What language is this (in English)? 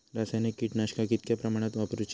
Marathi